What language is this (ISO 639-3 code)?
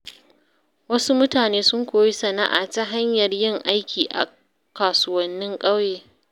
hau